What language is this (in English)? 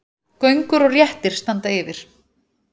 Icelandic